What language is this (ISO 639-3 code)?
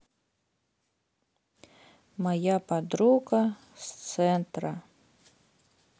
rus